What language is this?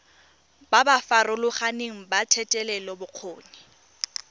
Tswana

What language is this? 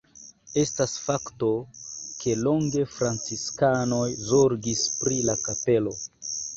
Esperanto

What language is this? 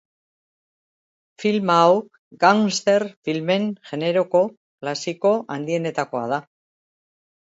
Basque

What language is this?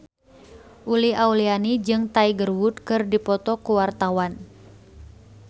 Sundanese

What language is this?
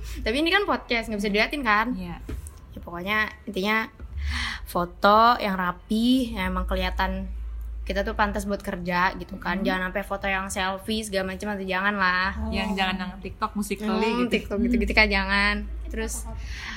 Indonesian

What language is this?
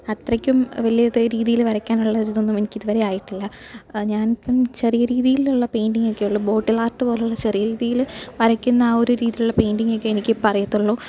Malayalam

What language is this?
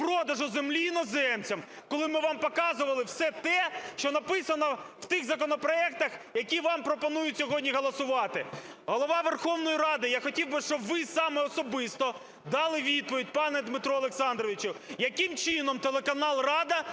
Ukrainian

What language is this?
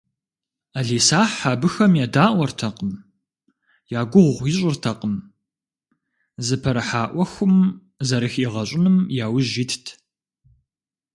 Kabardian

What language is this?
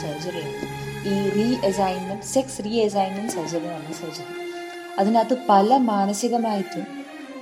Malayalam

